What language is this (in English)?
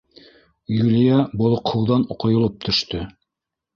Bashkir